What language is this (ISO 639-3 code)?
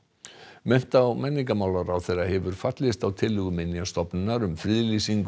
isl